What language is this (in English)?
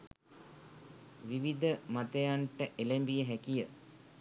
Sinhala